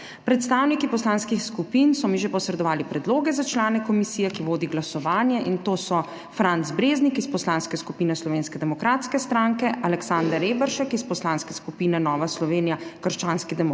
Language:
Slovenian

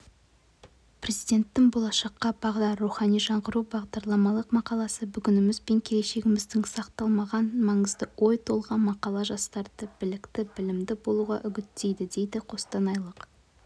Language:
Kazakh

